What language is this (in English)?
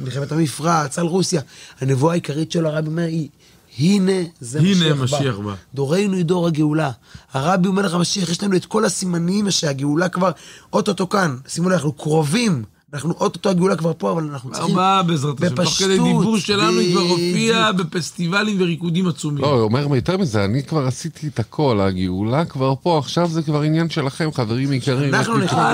Hebrew